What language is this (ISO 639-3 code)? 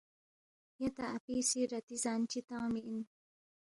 bft